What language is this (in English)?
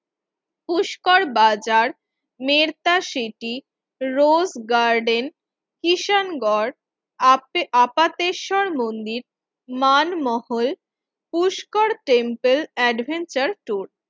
Bangla